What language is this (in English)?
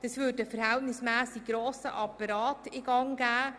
Swiss German